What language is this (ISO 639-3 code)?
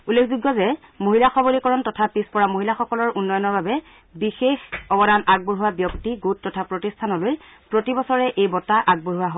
asm